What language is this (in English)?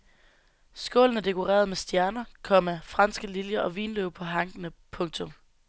Danish